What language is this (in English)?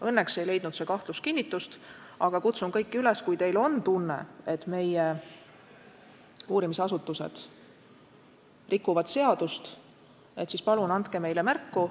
Estonian